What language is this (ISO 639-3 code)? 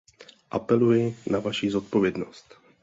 ces